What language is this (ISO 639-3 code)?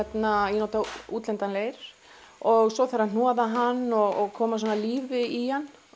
isl